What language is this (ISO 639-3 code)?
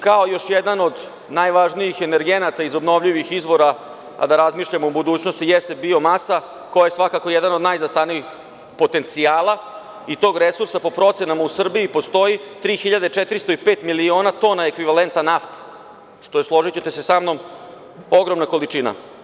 srp